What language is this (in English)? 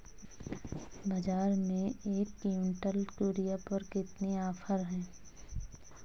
Hindi